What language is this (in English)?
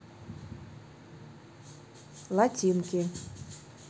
Russian